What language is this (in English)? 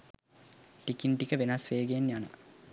Sinhala